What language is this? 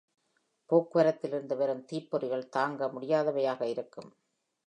Tamil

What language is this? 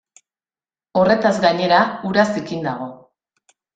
Basque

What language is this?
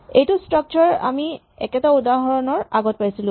Assamese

